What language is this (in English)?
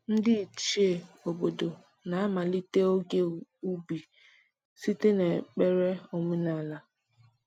Igbo